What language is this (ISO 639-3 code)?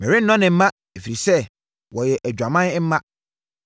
aka